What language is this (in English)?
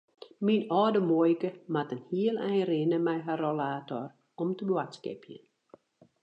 Western Frisian